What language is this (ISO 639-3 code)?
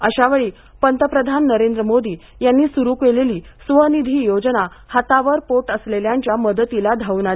mar